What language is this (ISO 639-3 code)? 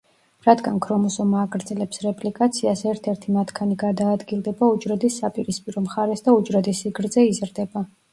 kat